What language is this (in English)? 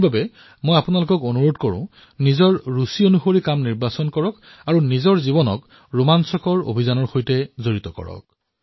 Assamese